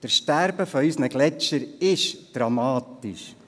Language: Swiss German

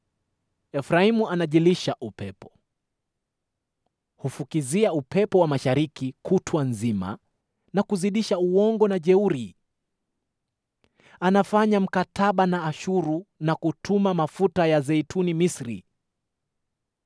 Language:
Swahili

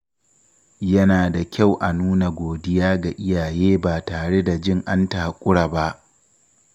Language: Hausa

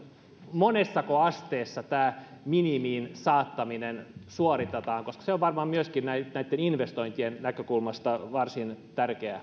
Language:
Finnish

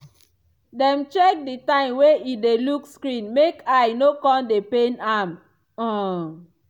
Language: Nigerian Pidgin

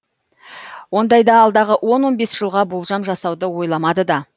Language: Kazakh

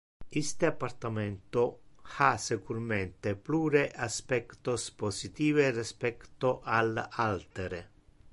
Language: Interlingua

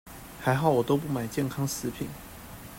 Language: Chinese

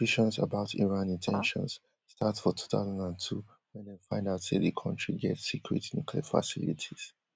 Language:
Nigerian Pidgin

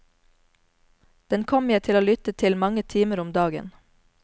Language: Norwegian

